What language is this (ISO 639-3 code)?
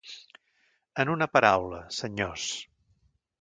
cat